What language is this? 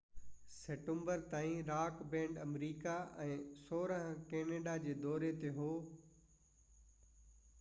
Sindhi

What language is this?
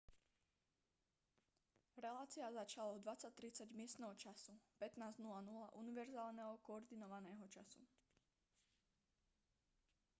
Slovak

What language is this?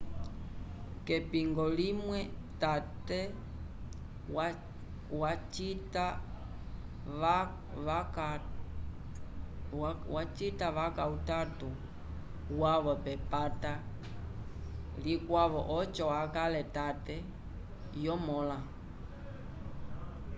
Umbundu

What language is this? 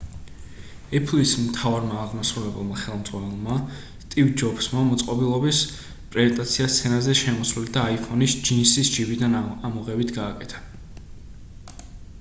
Georgian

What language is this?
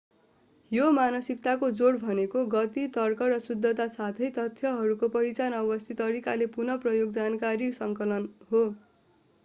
Nepali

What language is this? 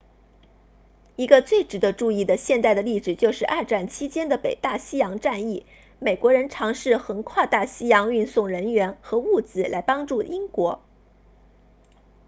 Chinese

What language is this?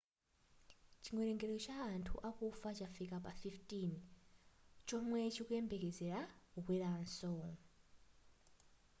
Nyanja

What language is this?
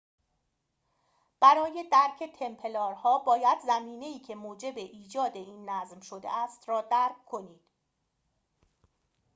Persian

